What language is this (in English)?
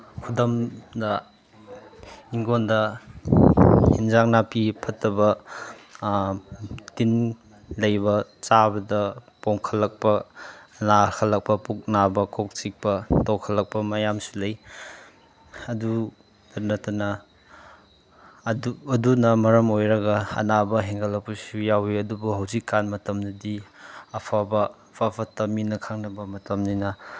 Manipuri